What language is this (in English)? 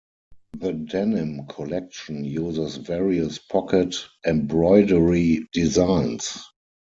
English